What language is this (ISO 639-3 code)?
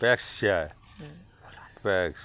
mai